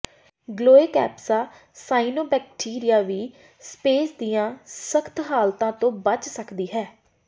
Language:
Punjabi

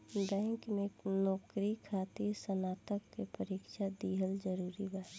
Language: Bhojpuri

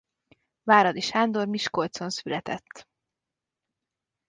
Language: Hungarian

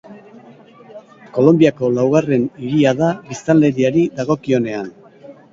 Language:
Basque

